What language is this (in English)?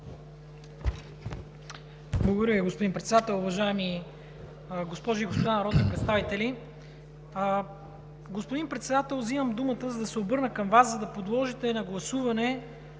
Bulgarian